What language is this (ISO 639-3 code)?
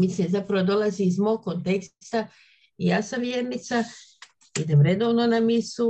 hrv